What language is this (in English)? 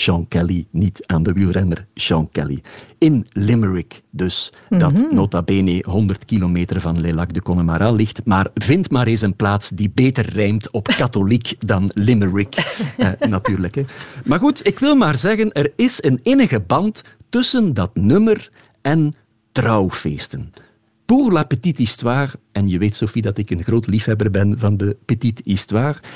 Dutch